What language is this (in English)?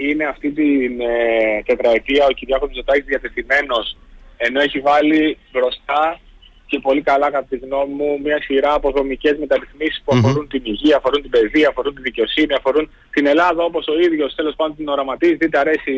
Greek